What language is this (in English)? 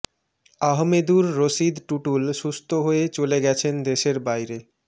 Bangla